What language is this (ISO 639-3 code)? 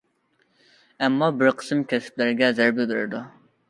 uig